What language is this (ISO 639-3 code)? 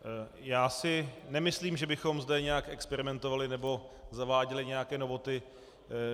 ces